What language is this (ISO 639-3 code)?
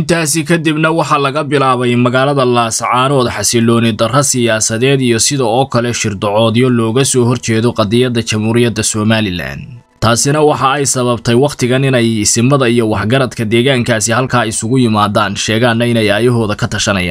ara